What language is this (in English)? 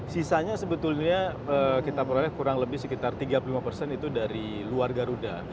Indonesian